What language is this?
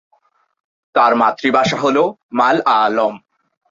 Bangla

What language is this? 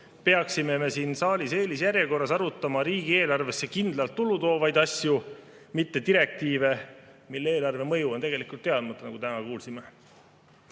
Estonian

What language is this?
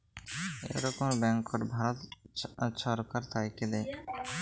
Bangla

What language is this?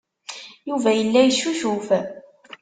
Kabyle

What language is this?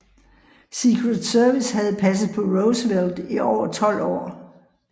Danish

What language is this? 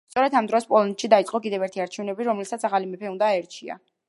Georgian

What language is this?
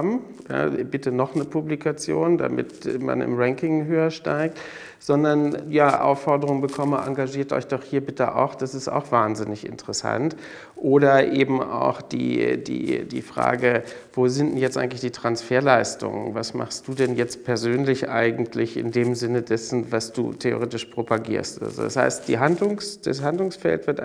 German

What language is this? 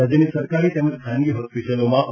Gujarati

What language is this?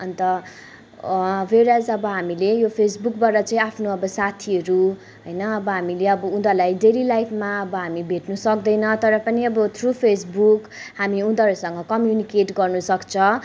Nepali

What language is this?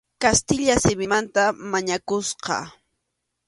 Arequipa-La Unión Quechua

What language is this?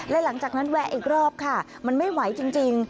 Thai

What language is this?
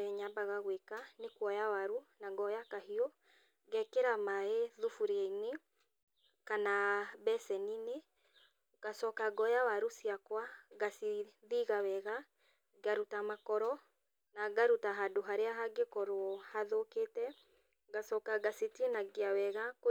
Kikuyu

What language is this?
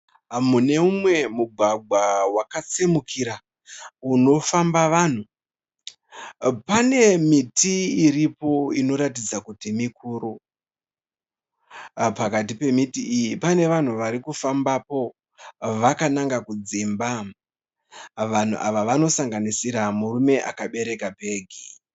Shona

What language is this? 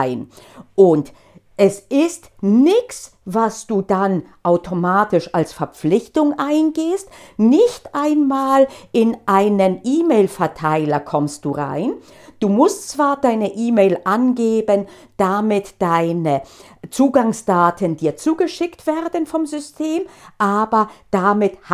German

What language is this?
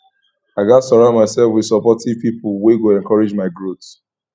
Nigerian Pidgin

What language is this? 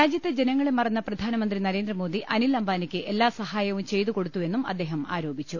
Malayalam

